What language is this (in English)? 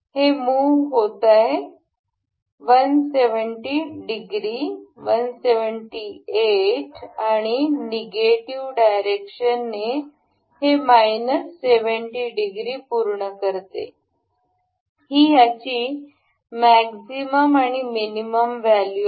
Marathi